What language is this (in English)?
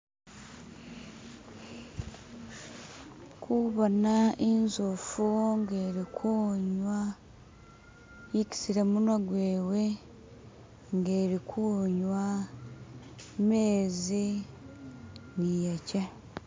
Masaaba